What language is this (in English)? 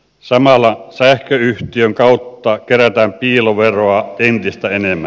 Finnish